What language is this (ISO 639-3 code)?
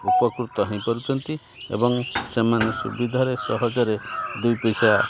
ori